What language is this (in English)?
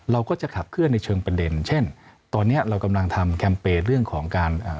Thai